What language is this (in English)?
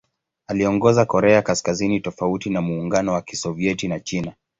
Swahili